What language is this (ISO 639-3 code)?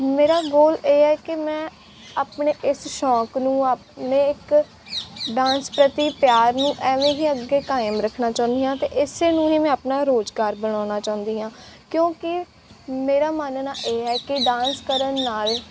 pan